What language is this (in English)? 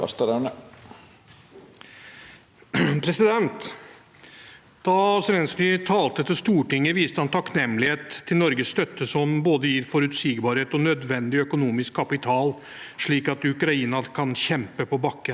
Norwegian